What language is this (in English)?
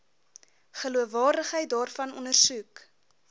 Afrikaans